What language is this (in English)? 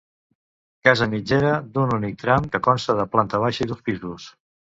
Catalan